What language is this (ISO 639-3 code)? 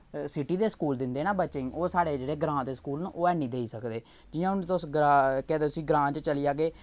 doi